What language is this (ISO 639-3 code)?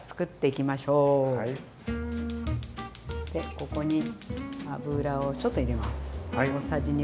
jpn